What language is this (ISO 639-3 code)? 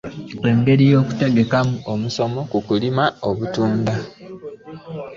lug